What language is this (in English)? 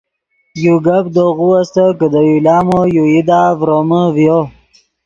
Yidgha